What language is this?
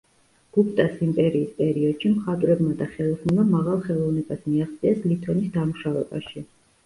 Georgian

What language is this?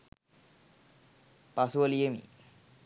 Sinhala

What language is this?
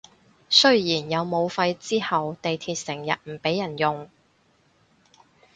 Cantonese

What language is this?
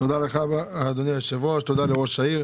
Hebrew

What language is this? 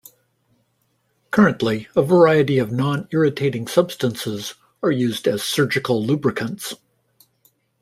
English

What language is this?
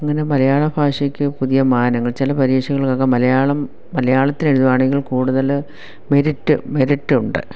Malayalam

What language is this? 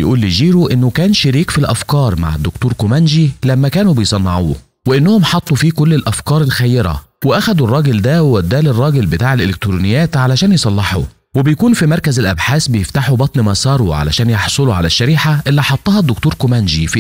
Arabic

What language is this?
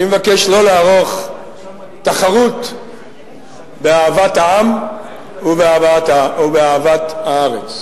Hebrew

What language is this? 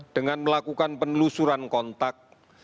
Indonesian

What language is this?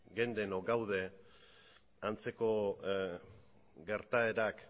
Basque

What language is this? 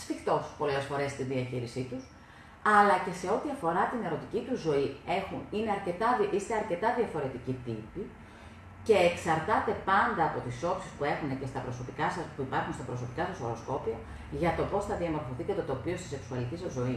Greek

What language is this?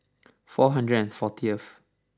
English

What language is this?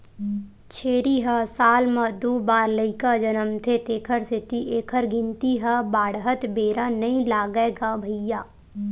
Chhattisgarhi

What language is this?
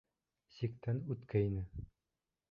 Bashkir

